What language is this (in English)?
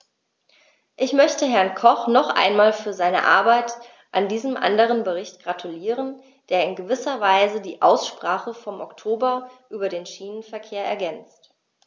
German